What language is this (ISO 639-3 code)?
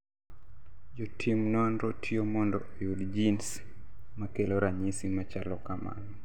luo